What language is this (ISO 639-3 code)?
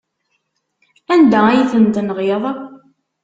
kab